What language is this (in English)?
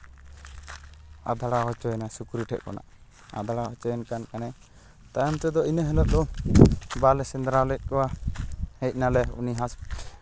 Santali